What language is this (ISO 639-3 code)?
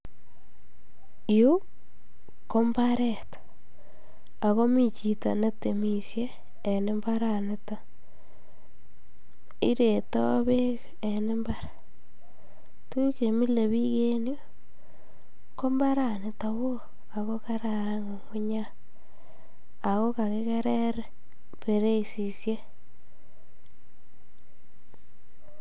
kln